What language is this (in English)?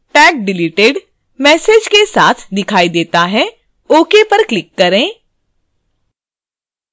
Hindi